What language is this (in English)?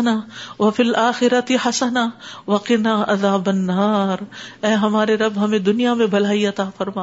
Urdu